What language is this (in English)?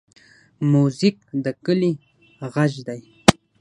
Pashto